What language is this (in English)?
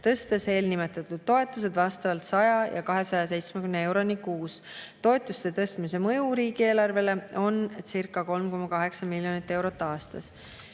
Estonian